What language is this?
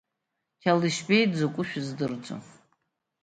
Abkhazian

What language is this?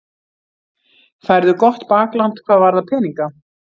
Icelandic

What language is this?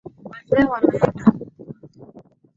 Swahili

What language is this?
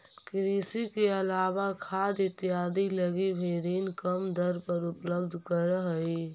Magahi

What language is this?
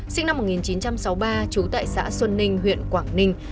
Vietnamese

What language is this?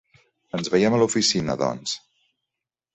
Catalan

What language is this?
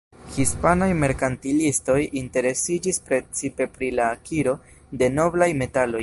Esperanto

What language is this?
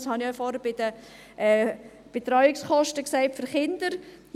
Swiss German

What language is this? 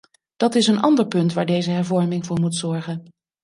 Dutch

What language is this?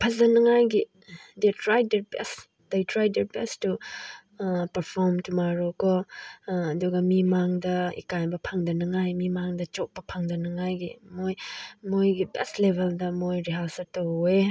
Manipuri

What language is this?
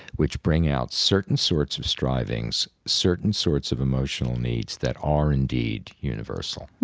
English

